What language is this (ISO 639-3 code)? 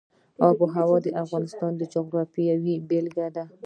pus